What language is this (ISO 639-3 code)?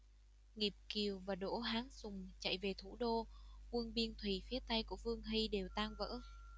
vie